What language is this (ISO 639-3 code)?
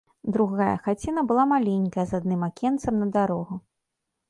bel